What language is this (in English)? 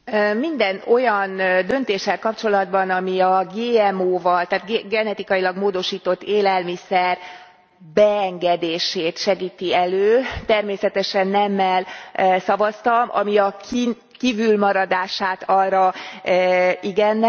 Hungarian